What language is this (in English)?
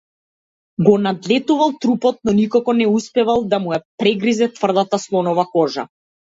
Macedonian